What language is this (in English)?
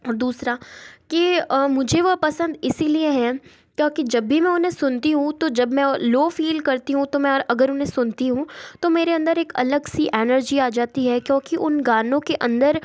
Hindi